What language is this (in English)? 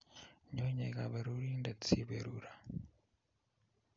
Kalenjin